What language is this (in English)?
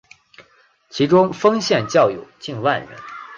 Chinese